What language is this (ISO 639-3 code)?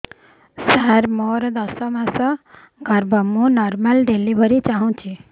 ori